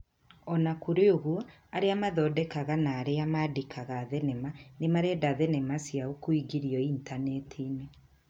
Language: Kikuyu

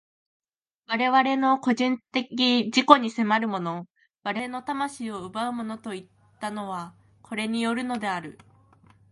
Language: Japanese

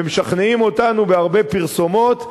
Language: Hebrew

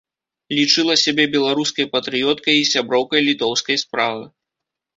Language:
Belarusian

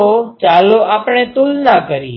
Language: Gujarati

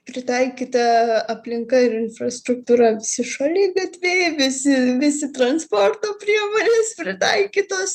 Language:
Lithuanian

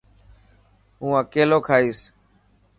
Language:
Dhatki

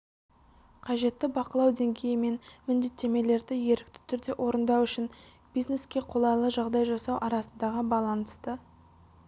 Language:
Kazakh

